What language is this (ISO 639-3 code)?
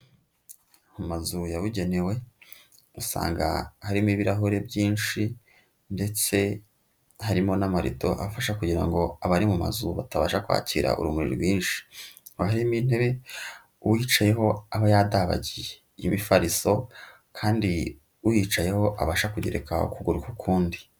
kin